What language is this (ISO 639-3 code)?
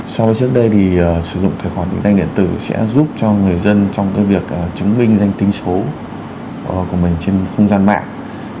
vie